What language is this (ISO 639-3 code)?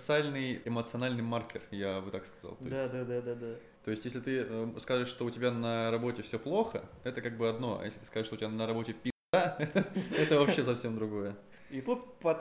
rus